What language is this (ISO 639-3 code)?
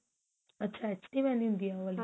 pan